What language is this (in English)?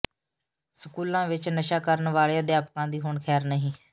Punjabi